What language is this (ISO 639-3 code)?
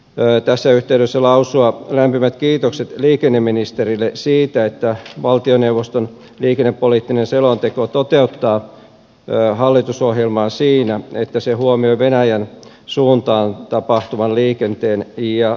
fin